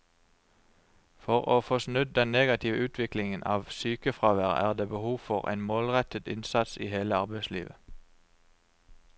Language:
Norwegian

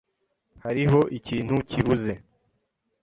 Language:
Kinyarwanda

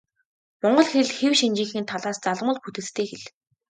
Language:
Mongolian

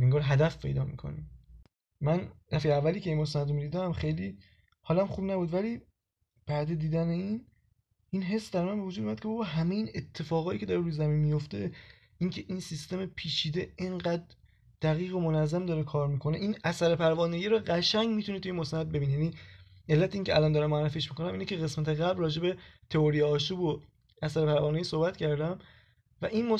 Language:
Persian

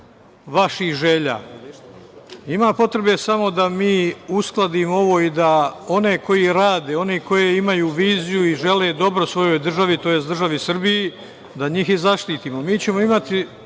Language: Serbian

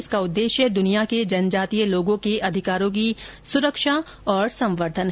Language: Hindi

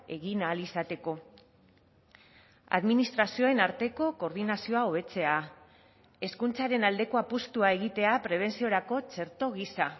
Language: Basque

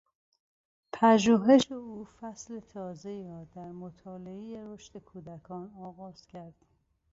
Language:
Persian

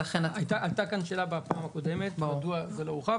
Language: Hebrew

